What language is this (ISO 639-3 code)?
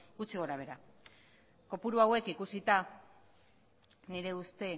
eus